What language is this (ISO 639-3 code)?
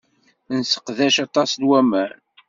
kab